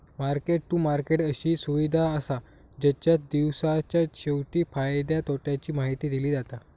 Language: Marathi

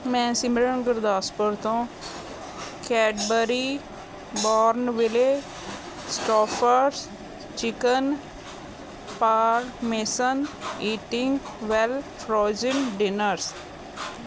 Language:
Punjabi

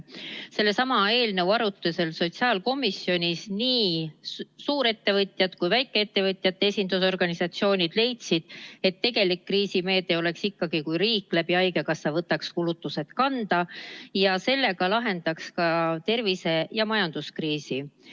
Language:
Estonian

